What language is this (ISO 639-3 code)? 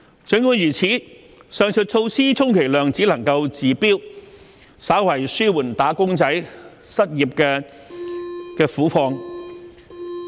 yue